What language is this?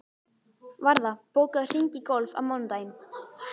Icelandic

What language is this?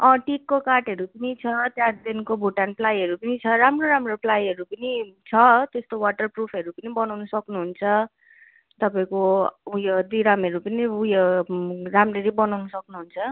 Nepali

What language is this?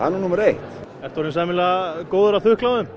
Icelandic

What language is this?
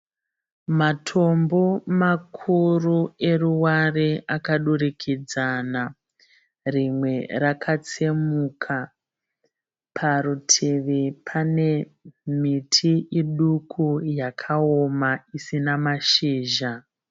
Shona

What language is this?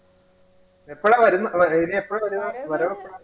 Malayalam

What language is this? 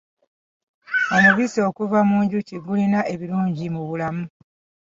Ganda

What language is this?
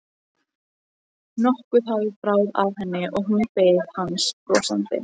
Icelandic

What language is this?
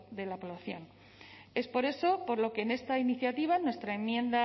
Spanish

